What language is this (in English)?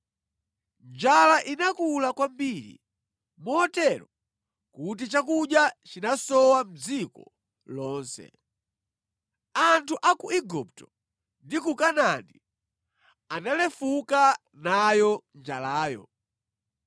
Nyanja